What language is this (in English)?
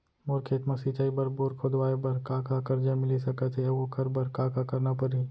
Chhattisgarhi